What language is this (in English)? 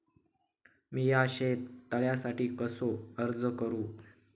Marathi